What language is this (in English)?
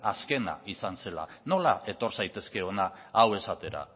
Basque